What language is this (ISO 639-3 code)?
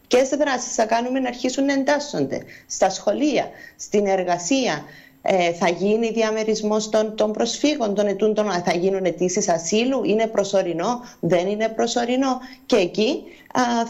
ell